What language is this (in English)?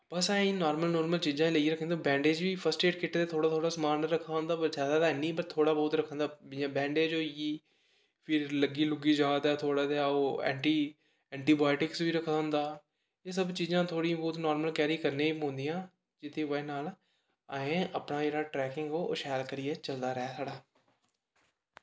Dogri